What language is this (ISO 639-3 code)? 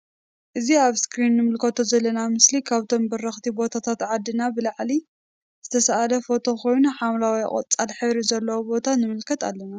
tir